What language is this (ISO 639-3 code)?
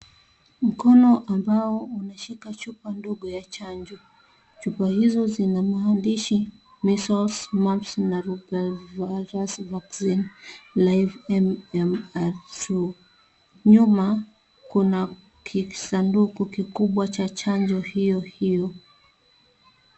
swa